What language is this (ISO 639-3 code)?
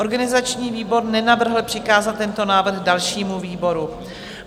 ces